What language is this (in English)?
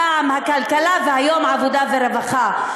Hebrew